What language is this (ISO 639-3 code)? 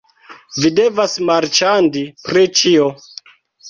epo